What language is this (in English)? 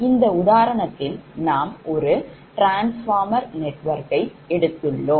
Tamil